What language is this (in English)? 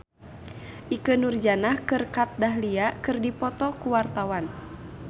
Sundanese